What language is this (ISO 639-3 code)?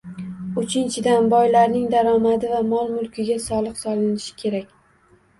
uzb